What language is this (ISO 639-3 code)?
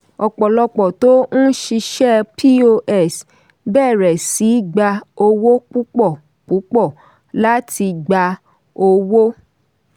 yor